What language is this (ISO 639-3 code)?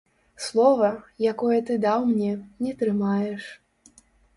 bel